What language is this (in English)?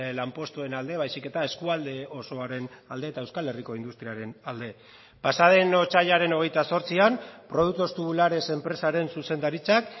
Basque